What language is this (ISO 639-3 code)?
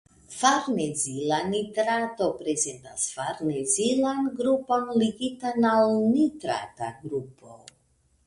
epo